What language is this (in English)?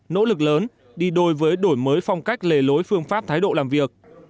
Vietnamese